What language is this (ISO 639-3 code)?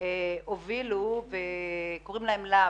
heb